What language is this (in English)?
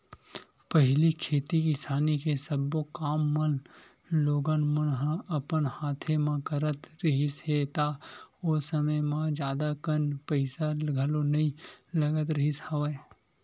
Chhattisgarhi